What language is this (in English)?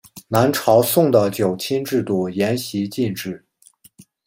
Chinese